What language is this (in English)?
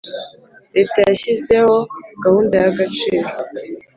Kinyarwanda